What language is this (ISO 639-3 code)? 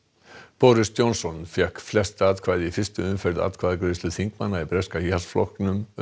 isl